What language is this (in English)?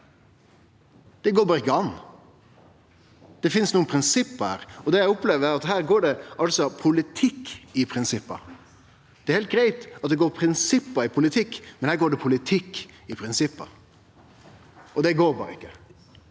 Norwegian